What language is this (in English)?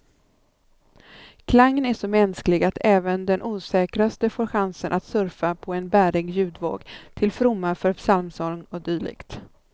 Swedish